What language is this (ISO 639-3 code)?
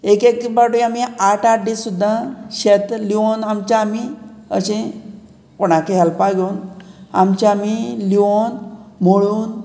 kok